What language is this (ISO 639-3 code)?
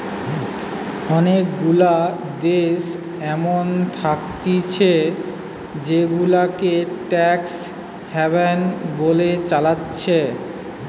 ben